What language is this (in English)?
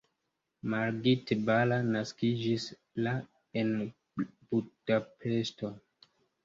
Esperanto